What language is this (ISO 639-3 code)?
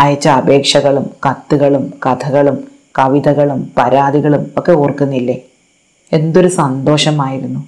mal